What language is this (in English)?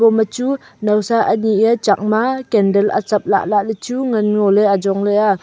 Wancho Naga